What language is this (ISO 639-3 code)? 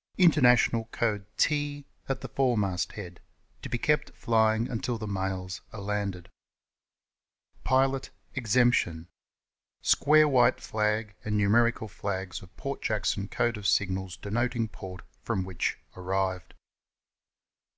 eng